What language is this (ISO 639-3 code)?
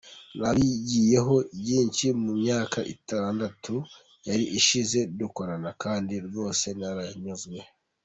kin